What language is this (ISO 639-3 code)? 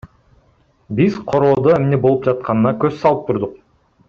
kir